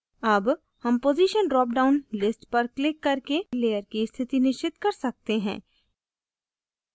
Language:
Hindi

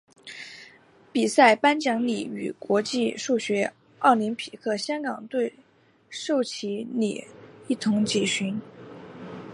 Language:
Chinese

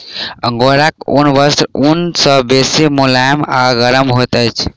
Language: Maithili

